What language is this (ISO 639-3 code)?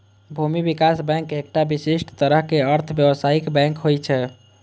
mai